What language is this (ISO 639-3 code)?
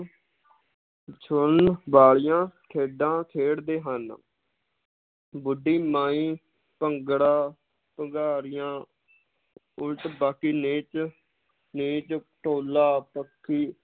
pan